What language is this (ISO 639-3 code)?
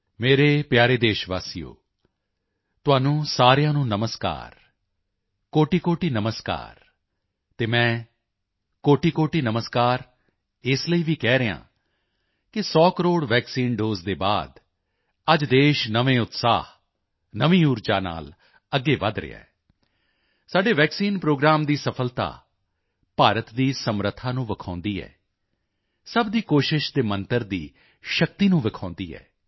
pan